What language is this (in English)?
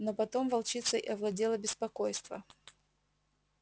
Russian